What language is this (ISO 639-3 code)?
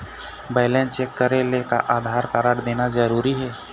hne